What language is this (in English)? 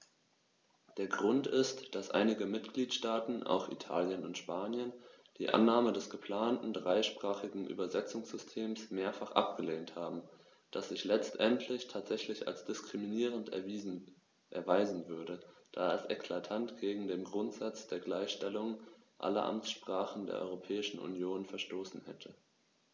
German